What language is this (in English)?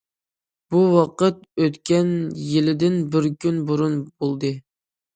Uyghur